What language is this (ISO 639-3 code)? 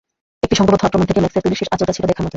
ben